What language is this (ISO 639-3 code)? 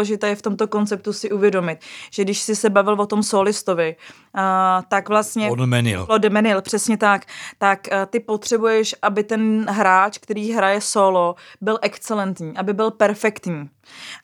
ces